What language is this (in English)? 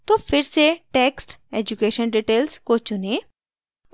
Hindi